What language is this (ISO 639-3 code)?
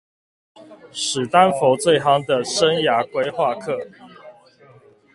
zho